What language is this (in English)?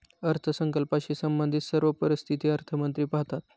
Marathi